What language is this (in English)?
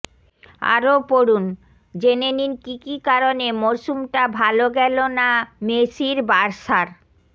Bangla